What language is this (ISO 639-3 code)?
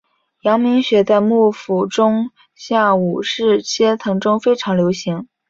zho